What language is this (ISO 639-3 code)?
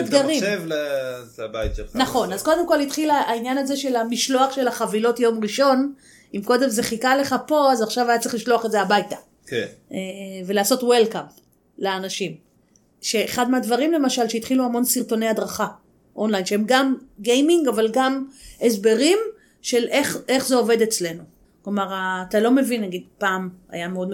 heb